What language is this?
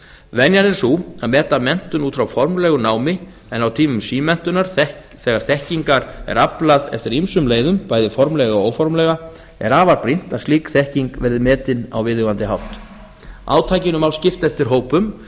Icelandic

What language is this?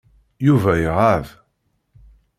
Kabyle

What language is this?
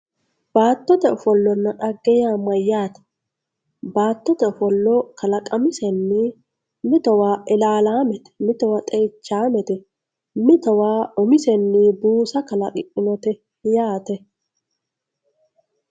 Sidamo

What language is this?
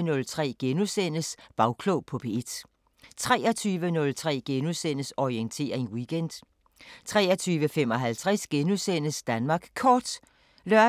Danish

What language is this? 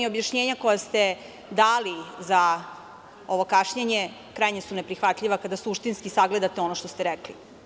Serbian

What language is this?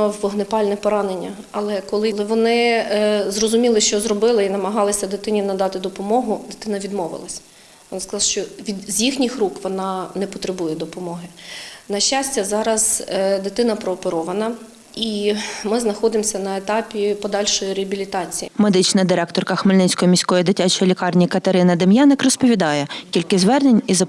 Ukrainian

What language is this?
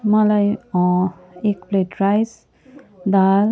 Nepali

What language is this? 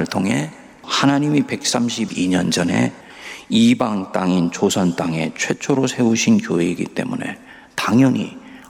Korean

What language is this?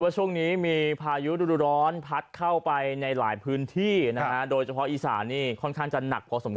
Thai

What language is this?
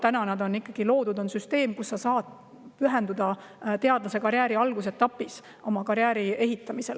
Estonian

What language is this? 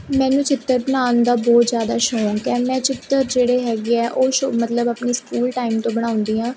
Punjabi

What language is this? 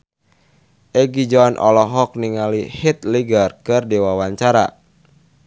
Sundanese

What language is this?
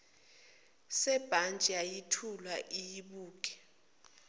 Zulu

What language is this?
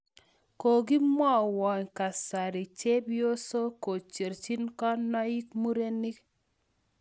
Kalenjin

